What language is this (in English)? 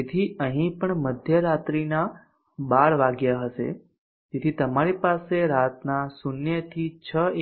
Gujarati